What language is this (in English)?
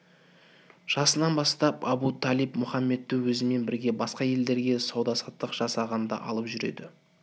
Kazakh